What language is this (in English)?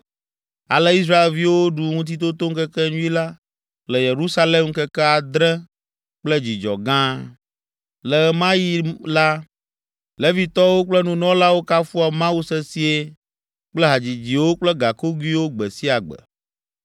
Ewe